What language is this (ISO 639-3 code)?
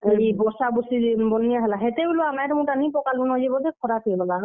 ori